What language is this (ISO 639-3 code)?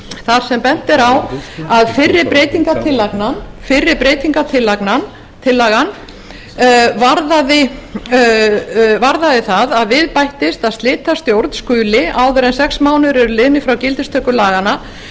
isl